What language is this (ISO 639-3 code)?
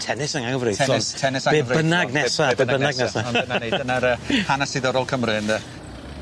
cym